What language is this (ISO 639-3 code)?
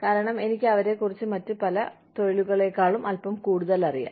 mal